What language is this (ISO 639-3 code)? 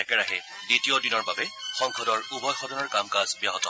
asm